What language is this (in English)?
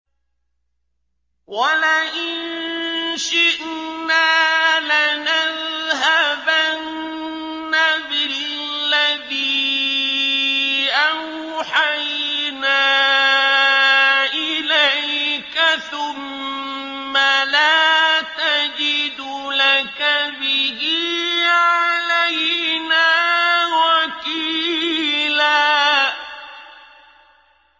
Arabic